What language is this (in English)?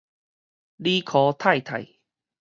Min Nan Chinese